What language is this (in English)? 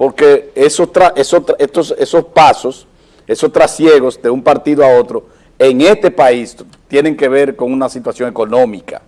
Spanish